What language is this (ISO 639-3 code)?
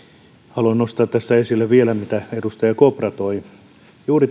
fin